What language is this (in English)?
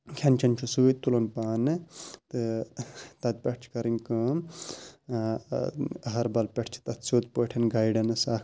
Kashmiri